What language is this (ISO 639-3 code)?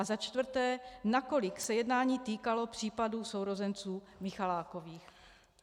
ces